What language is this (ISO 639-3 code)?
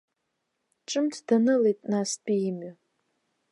abk